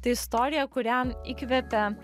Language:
Lithuanian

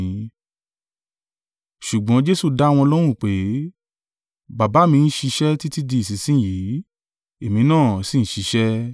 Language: Yoruba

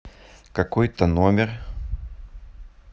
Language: Russian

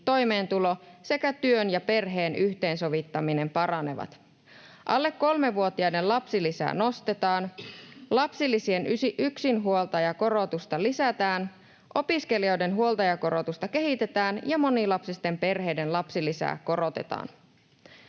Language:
Finnish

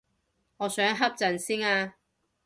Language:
Cantonese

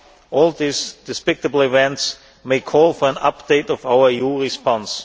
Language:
English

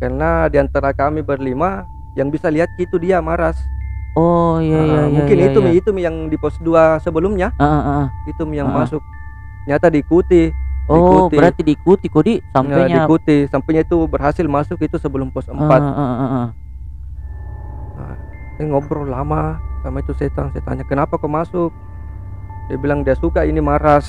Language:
Indonesian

